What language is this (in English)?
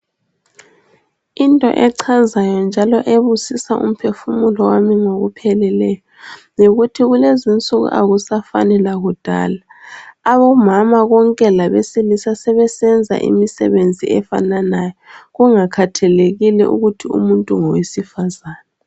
North Ndebele